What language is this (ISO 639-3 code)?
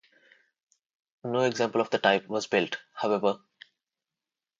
eng